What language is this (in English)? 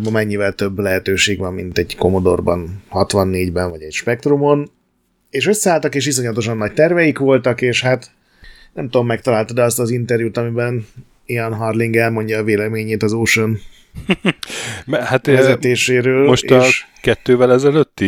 Hungarian